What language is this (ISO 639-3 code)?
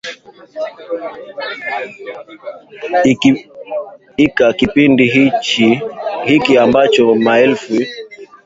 swa